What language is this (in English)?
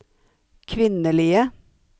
Norwegian